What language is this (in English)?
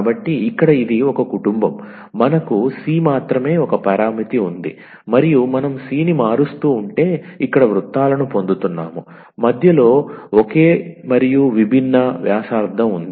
Telugu